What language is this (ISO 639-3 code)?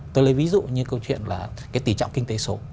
vie